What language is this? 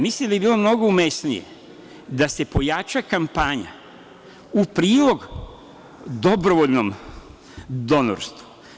Serbian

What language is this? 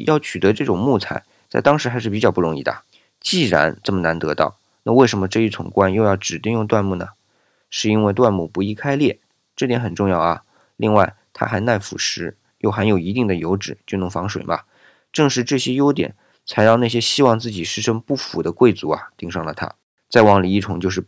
Chinese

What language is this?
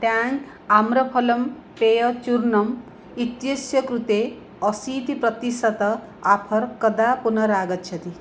Sanskrit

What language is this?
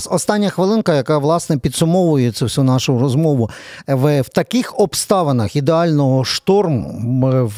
Ukrainian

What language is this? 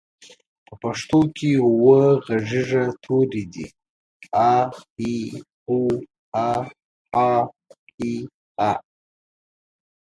Pashto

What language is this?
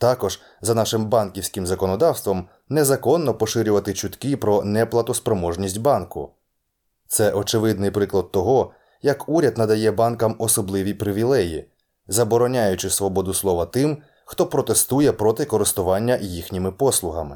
Ukrainian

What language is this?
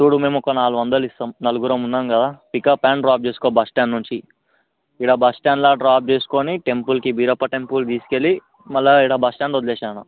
Telugu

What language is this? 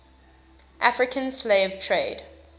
English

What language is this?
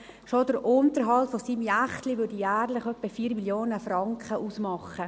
Swiss German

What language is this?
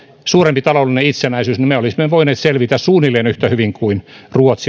Finnish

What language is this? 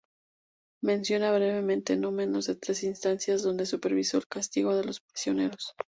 Spanish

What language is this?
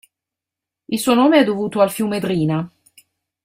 Italian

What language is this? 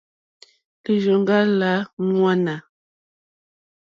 Mokpwe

